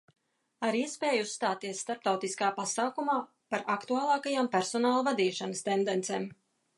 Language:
Latvian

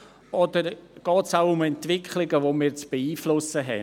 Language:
Swiss German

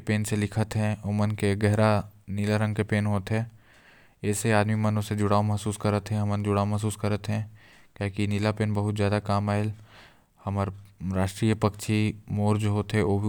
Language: Korwa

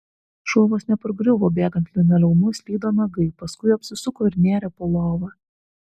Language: Lithuanian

